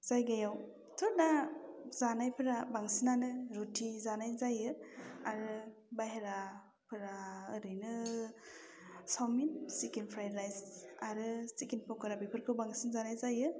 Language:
Bodo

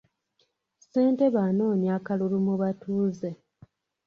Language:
Ganda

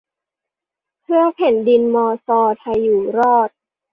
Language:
Thai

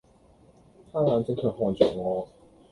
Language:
Cantonese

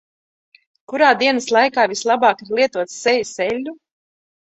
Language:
Latvian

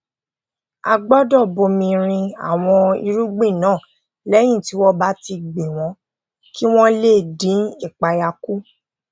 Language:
Yoruba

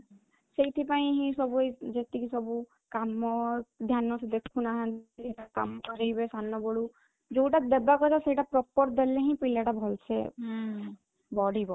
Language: Odia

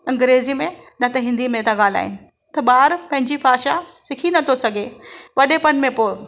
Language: Sindhi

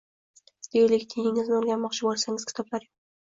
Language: Uzbek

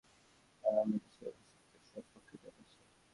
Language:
Bangla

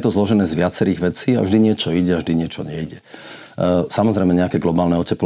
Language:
Slovak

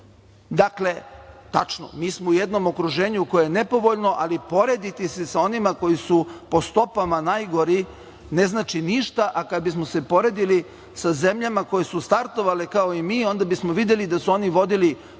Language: Serbian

